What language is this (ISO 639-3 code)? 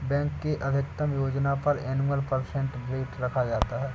hin